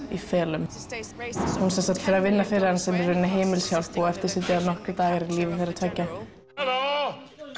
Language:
Icelandic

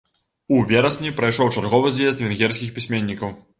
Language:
Belarusian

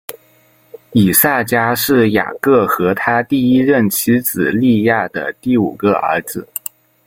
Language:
Chinese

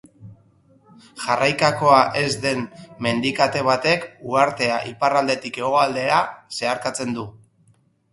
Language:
Basque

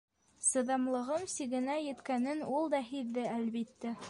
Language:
Bashkir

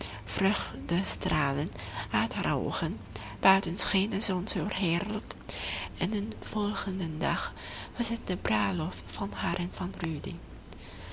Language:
Dutch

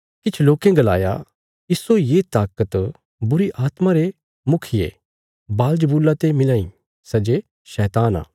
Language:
Bilaspuri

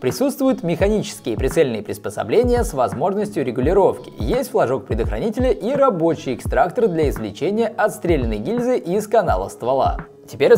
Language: Russian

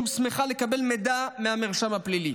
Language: Hebrew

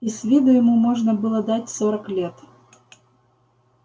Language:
Russian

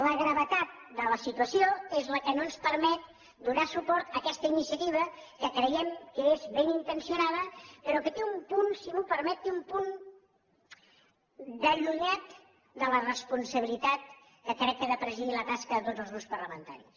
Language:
Catalan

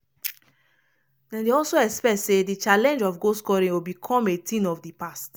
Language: Nigerian Pidgin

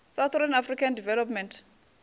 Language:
Venda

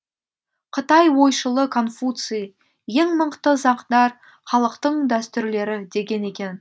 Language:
Kazakh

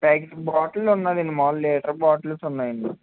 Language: Telugu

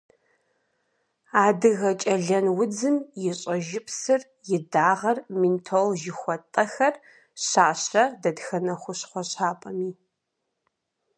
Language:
Kabardian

